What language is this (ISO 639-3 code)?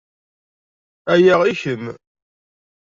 kab